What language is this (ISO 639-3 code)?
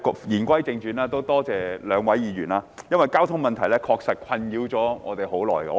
yue